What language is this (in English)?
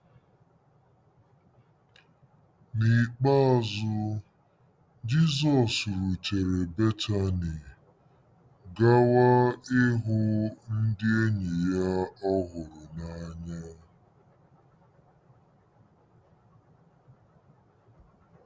Igbo